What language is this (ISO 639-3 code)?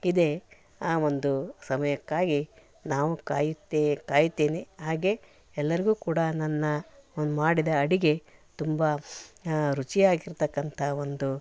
kan